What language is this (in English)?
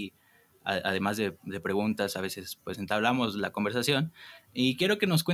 Spanish